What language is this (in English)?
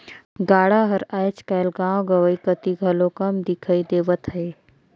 Chhattisgarhi